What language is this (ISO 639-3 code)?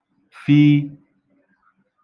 ibo